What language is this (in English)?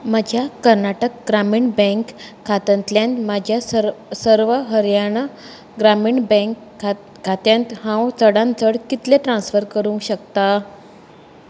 Konkani